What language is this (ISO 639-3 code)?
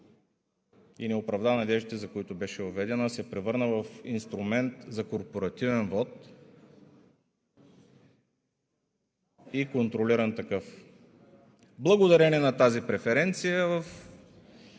bul